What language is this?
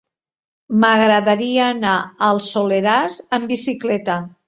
Catalan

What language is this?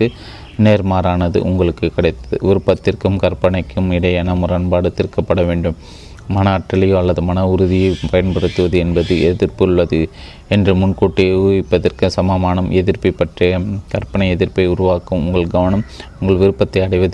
Tamil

